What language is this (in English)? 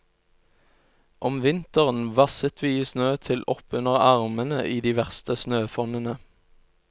Norwegian